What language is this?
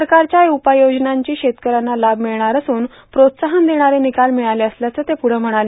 Marathi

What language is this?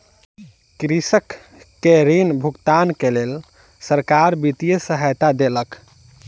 Maithili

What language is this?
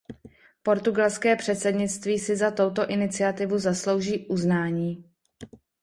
Czech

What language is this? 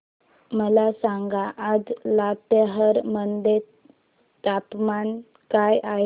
Marathi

